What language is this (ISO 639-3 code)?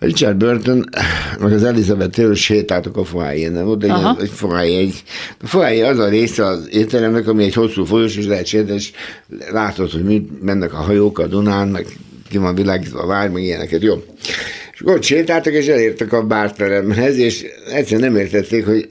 hun